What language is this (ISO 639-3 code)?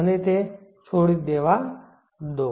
guj